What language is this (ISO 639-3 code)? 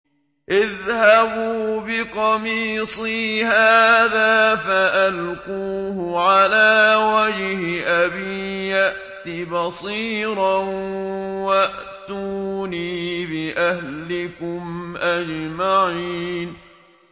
ara